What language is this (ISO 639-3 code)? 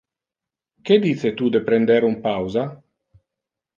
ina